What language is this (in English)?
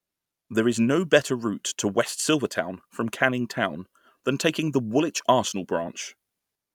English